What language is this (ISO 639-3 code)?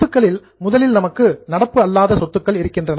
tam